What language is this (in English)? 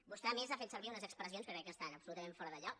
Catalan